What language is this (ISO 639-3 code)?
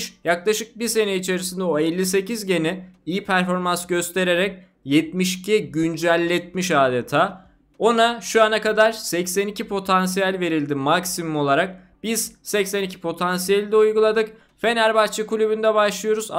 tur